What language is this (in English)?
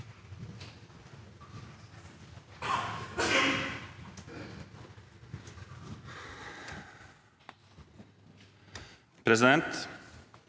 Norwegian